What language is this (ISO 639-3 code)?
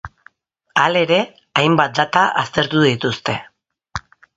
eus